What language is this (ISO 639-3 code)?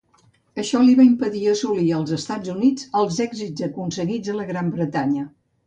cat